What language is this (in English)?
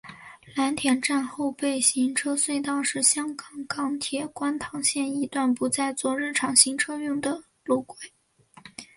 Chinese